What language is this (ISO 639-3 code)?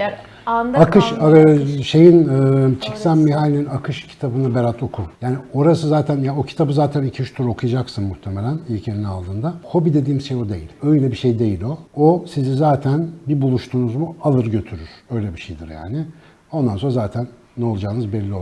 tur